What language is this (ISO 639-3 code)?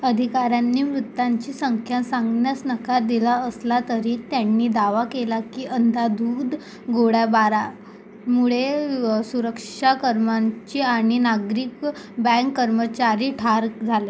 mar